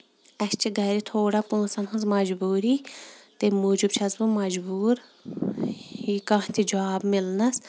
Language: Kashmiri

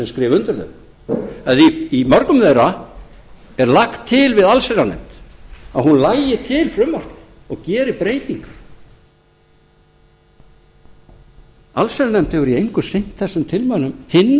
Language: Icelandic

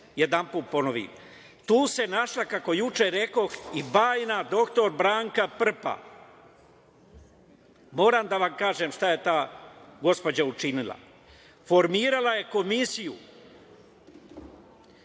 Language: Serbian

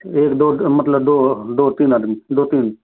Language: Hindi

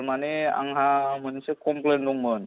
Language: Bodo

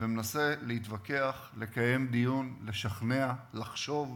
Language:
Hebrew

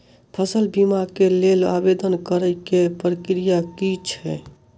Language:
Maithili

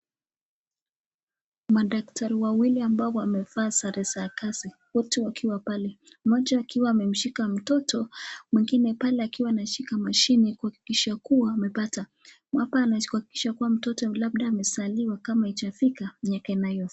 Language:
Swahili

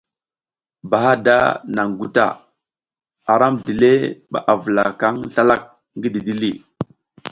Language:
South Giziga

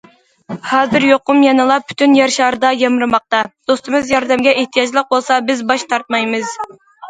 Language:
Uyghur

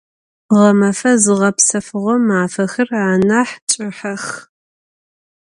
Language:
Adyghe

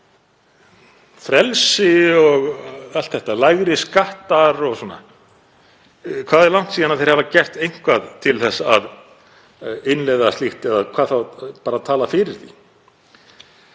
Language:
Icelandic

